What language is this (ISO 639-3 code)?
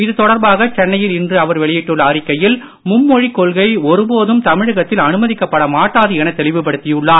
tam